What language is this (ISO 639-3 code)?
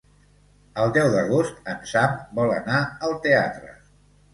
cat